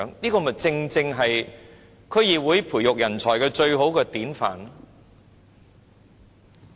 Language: Cantonese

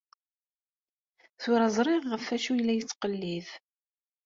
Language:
Kabyle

